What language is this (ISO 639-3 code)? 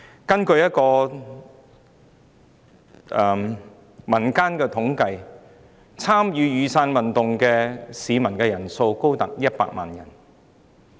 yue